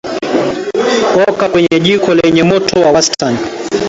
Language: Swahili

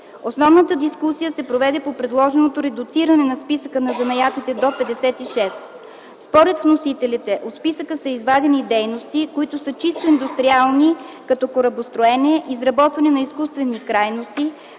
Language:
Bulgarian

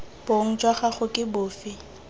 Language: Tswana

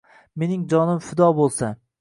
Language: Uzbek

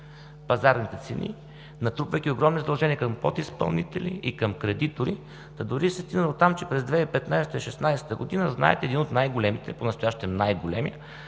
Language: Bulgarian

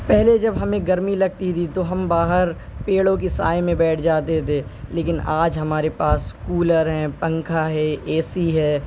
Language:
Urdu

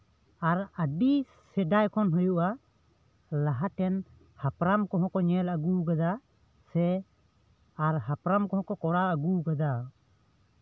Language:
Santali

